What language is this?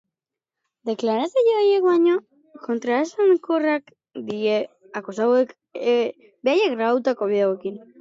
Basque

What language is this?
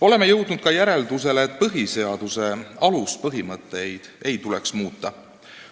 Estonian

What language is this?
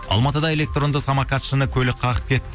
Kazakh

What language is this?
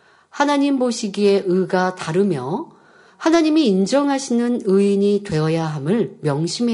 Korean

